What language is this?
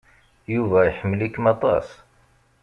Kabyle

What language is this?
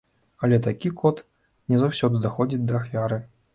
Belarusian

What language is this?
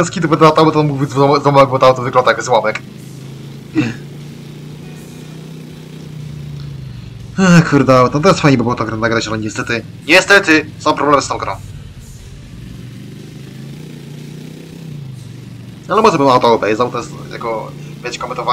Polish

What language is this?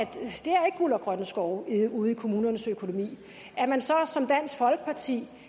Danish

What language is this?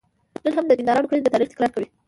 Pashto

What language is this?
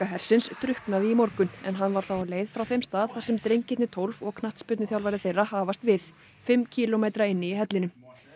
Icelandic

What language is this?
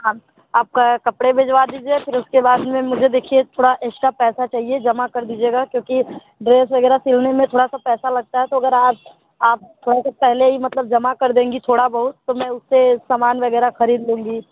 Hindi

